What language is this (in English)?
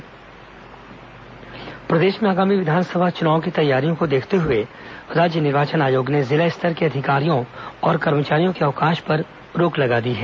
Hindi